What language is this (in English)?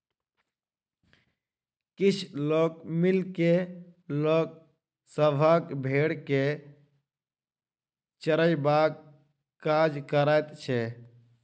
Maithili